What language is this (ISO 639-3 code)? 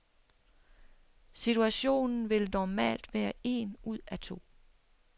dan